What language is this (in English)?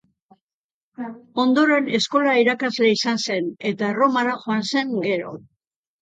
Basque